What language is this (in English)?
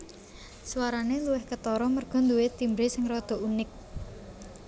Javanese